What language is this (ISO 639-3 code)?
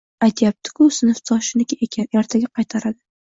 uzb